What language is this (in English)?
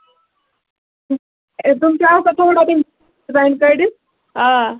Kashmiri